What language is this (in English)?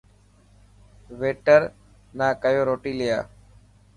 Dhatki